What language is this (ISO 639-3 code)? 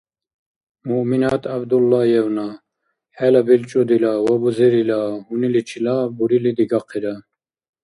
dar